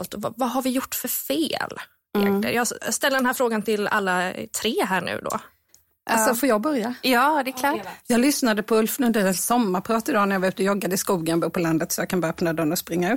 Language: Swedish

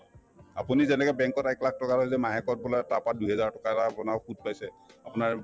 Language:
Assamese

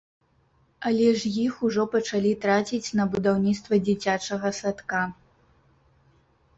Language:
Belarusian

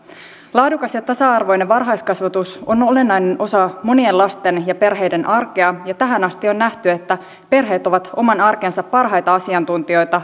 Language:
Finnish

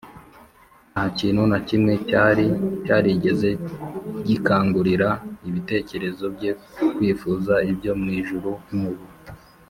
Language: Kinyarwanda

